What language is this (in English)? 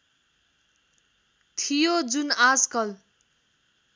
Nepali